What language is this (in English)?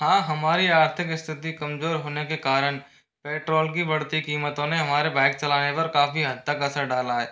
Hindi